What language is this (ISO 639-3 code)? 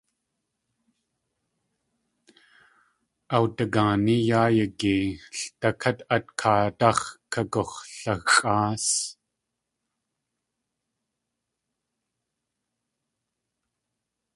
tli